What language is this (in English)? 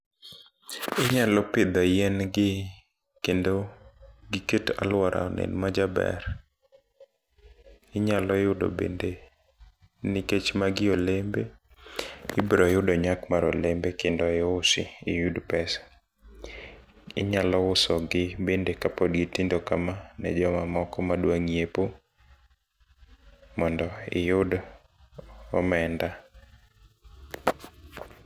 Luo (Kenya and Tanzania)